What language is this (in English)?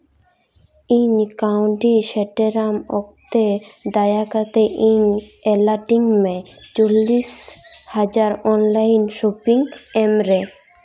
Santali